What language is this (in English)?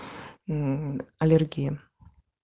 Russian